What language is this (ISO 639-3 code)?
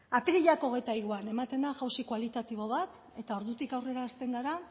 eus